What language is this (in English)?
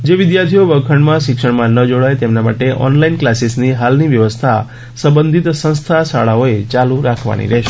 Gujarati